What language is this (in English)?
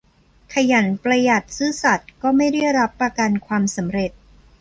Thai